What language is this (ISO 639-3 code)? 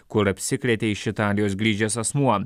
lit